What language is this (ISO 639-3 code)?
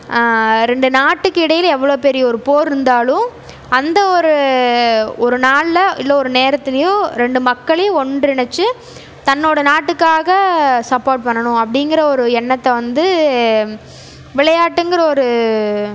tam